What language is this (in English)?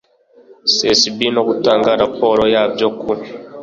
Kinyarwanda